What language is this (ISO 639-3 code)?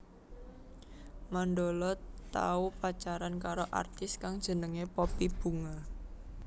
jav